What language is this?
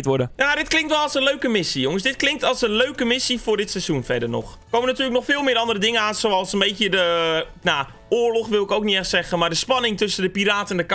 Dutch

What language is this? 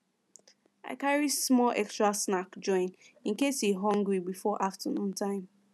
Nigerian Pidgin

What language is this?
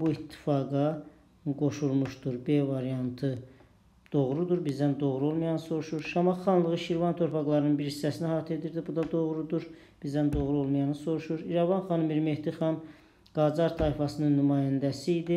Turkish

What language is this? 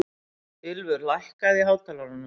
Icelandic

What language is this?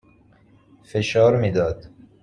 Persian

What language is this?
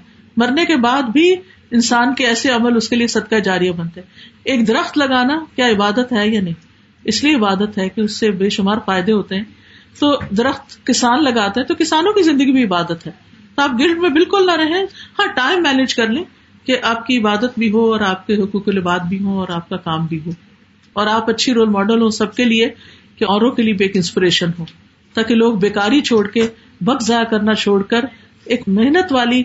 Urdu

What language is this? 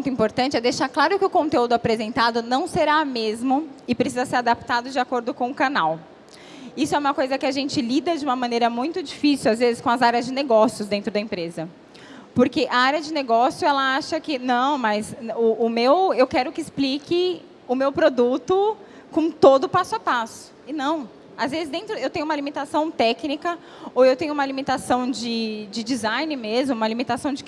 Portuguese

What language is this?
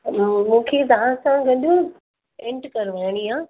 Sindhi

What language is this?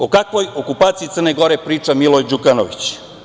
Serbian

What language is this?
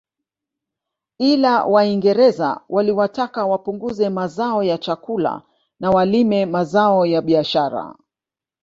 Swahili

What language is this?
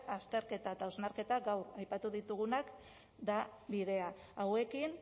Basque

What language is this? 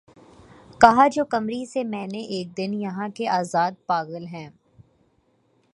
Urdu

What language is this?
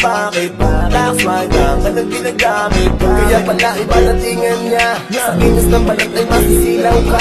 Polish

